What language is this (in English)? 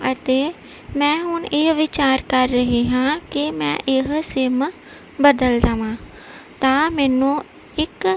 Punjabi